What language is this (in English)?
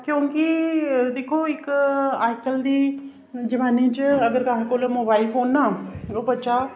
Dogri